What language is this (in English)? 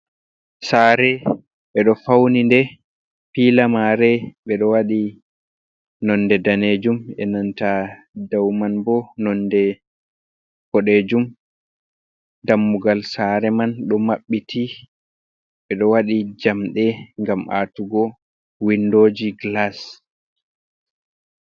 Fula